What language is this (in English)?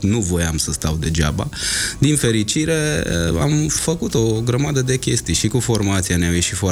Romanian